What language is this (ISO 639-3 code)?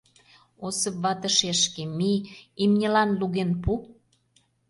chm